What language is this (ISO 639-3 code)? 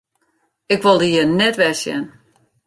fry